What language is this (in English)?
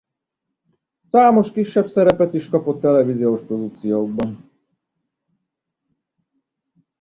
Hungarian